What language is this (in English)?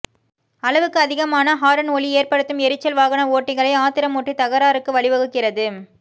Tamil